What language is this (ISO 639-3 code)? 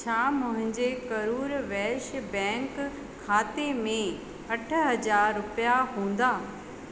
snd